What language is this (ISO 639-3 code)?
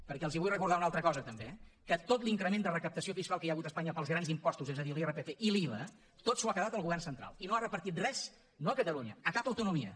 cat